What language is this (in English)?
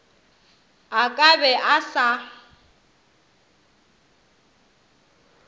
Northern Sotho